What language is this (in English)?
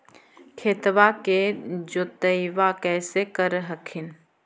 Magahi